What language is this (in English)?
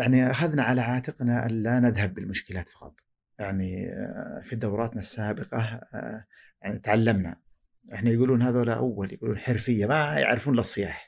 Arabic